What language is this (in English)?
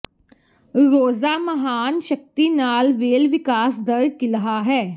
Punjabi